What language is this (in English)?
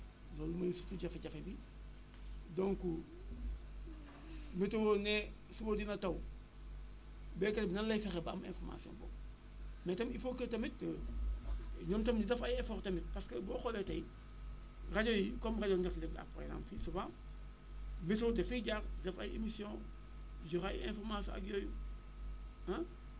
Wolof